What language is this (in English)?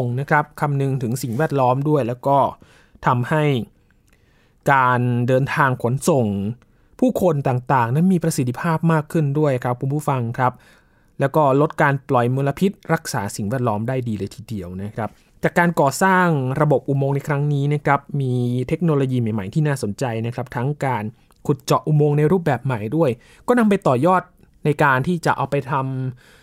Thai